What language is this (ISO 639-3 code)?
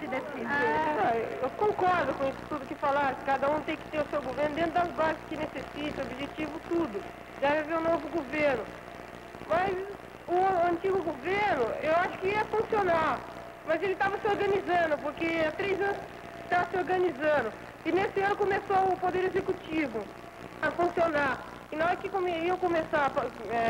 por